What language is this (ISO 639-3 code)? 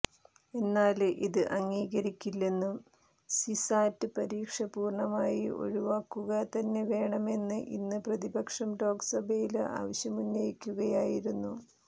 mal